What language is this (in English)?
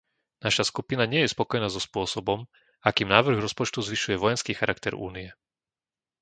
Slovak